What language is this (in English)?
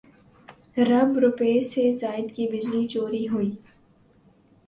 Urdu